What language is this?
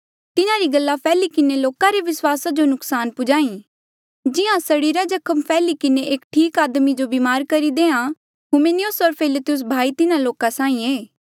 Mandeali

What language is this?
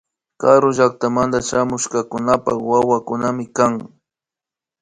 Imbabura Highland Quichua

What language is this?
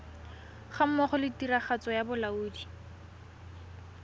Tswana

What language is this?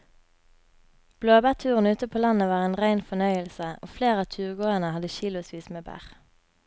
Norwegian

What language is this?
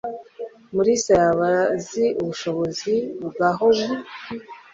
Kinyarwanda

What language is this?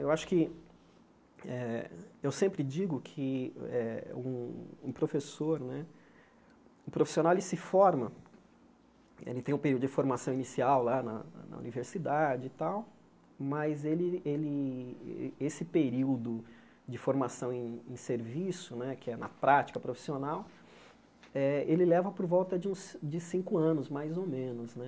Portuguese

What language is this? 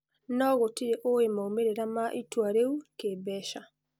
Kikuyu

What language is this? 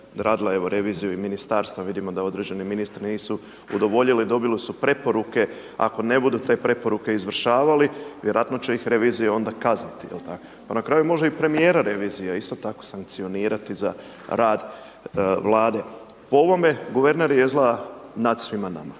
Croatian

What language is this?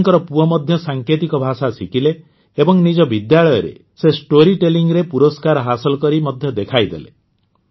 Odia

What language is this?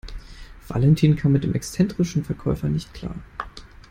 German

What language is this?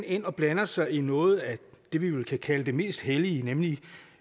Danish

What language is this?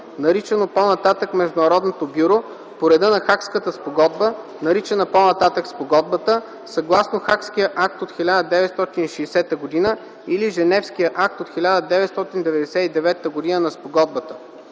Bulgarian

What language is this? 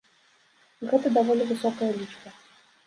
Belarusian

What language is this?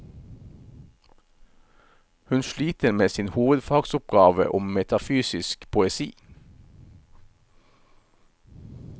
Norwegian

